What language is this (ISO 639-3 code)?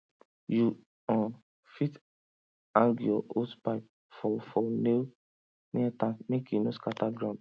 pcm